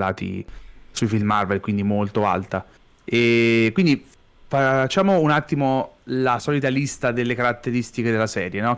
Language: Italian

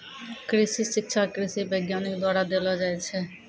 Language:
Maithili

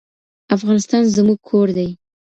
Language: Pashto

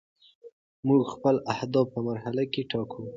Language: Pashto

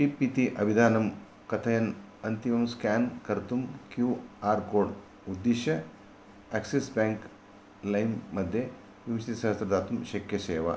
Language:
Sanskrit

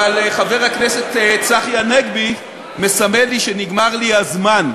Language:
Hebrew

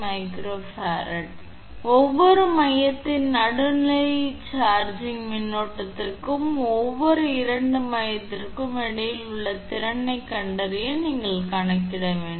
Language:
Tamil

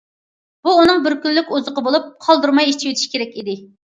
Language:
Uyghur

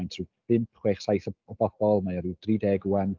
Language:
Welsh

